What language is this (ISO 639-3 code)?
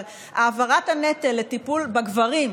heb